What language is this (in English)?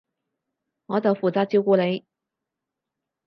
Cantonese